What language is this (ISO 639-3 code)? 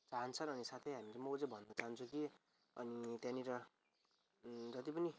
nep